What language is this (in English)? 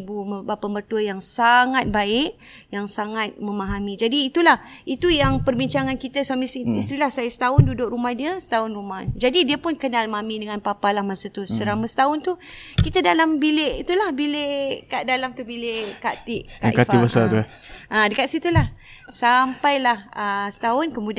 Malay